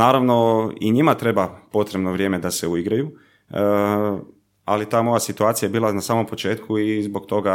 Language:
Croatian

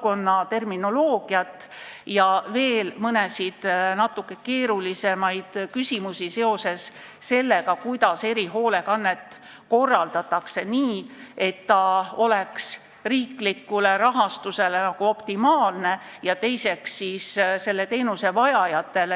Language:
Estonian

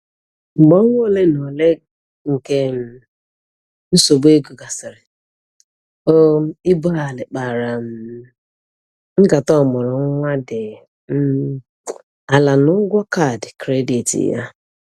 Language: Igbo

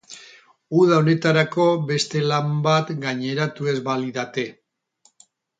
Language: Basque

